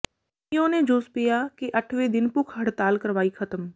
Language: Punjabi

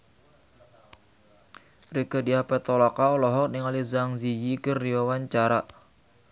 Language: Sundanese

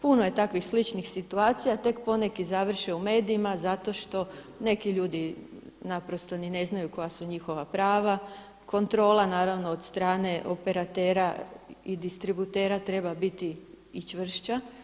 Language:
Croatian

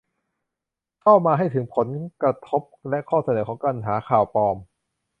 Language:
Thai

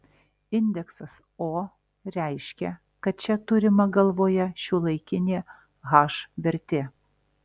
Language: Lithuanian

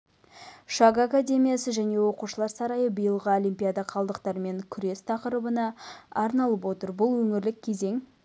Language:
Kazakh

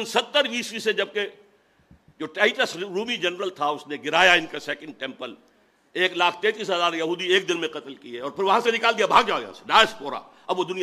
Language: Urdu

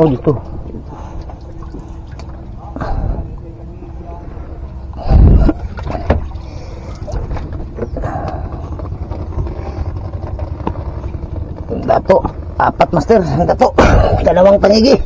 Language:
Filipino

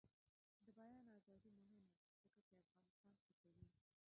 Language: Pashto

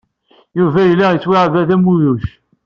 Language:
Kabyle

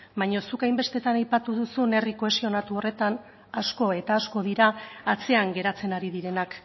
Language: Basque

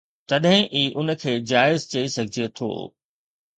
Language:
Sindhi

